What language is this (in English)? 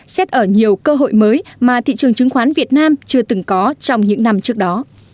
Vietnamese